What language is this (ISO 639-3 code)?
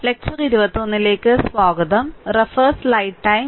mal